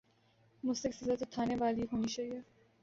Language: Urdu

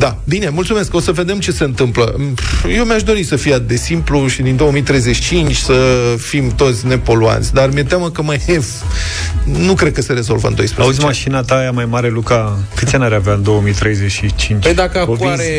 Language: Romanian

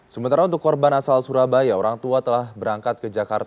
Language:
Indonesian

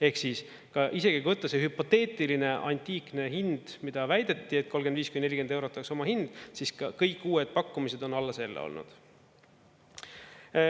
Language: Estonian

